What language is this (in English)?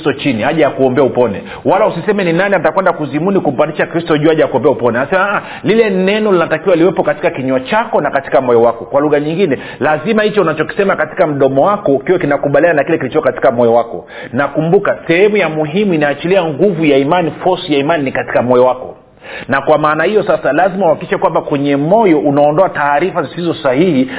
Swahili